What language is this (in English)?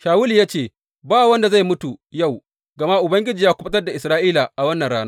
Hausa